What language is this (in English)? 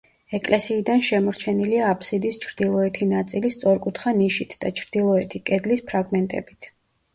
Georgian